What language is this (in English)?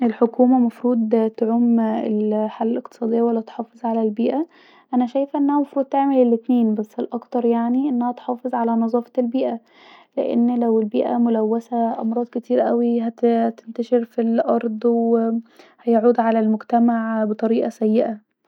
Egyptian Arabic